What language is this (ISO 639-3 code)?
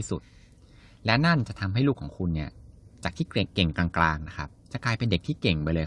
tha